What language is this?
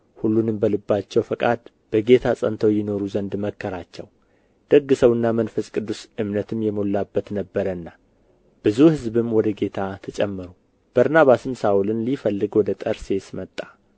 Amharic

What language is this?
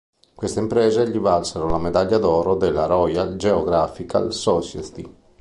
Italian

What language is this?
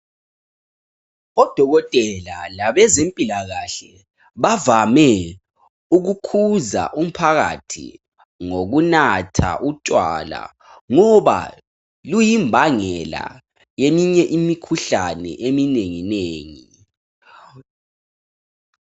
North Ndebele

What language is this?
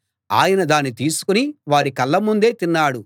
Telugu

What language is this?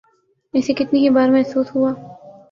Urdu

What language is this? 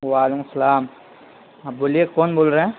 Urdu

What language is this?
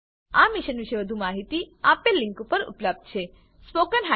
Gujarati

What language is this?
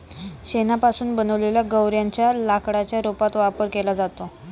Marathi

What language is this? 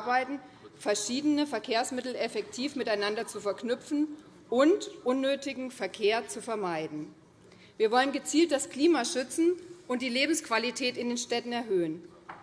German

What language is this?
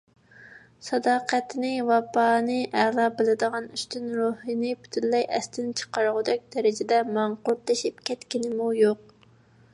Uyghur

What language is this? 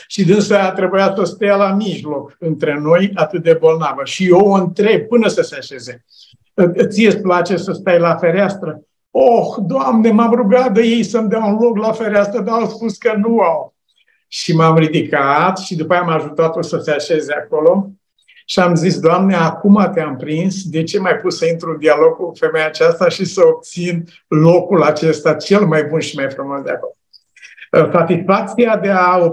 Romanian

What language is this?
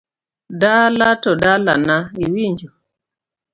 Luo (Kenya and Tanzania)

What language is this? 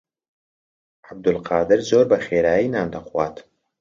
Central Kurdish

